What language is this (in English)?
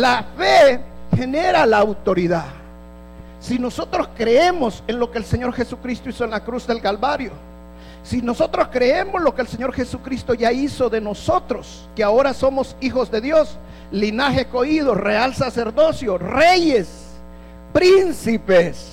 Spanish